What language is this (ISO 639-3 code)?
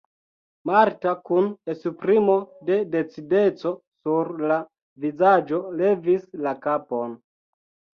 epo